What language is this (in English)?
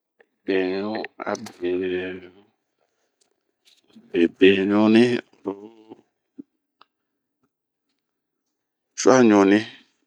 Bomu